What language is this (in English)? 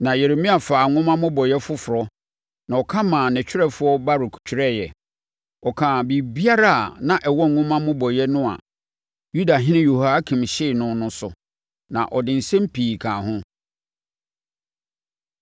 Akan